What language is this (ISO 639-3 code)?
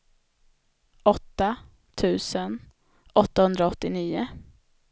swe